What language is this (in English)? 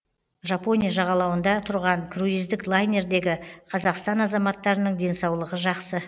Kazakh